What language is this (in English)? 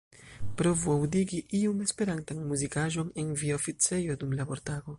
Esperanto